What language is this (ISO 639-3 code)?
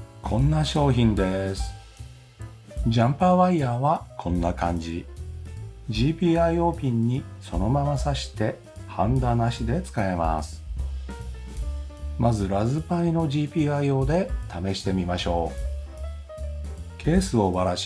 jpn